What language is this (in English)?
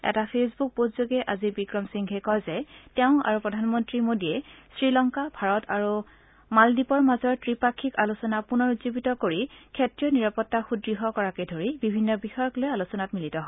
Assamese